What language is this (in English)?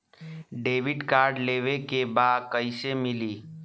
Bhojpuri